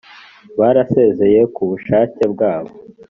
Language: Kinyarwanda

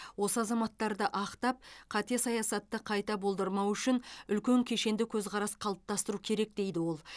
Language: Kazakh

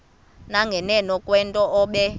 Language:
Xhosa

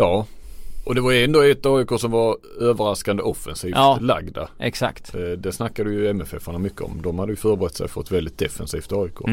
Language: Swedish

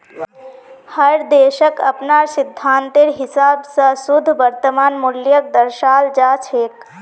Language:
Magahi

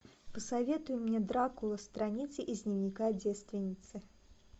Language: Russian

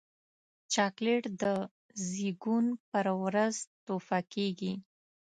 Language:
Pashto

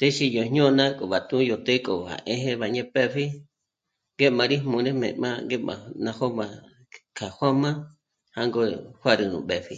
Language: Michoacán Mazahua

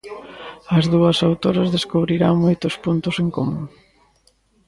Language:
Galician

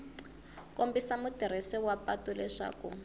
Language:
Tsonga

